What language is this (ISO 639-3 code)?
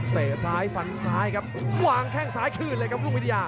tha